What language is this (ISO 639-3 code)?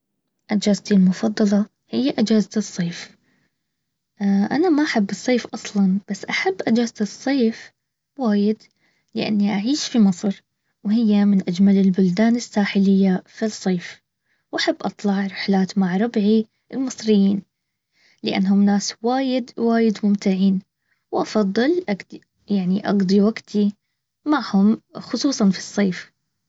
abv